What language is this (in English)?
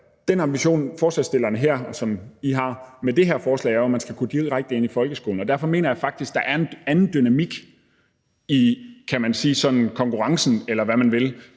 Danish